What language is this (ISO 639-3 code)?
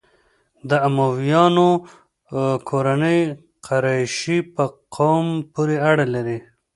pus